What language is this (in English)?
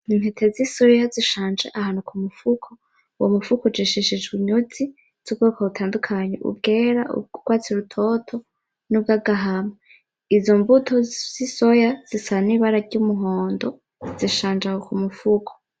Rundi